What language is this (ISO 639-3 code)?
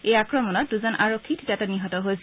asm